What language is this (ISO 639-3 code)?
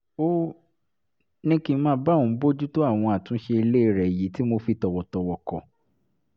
yor